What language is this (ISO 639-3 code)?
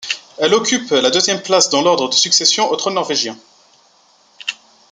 fra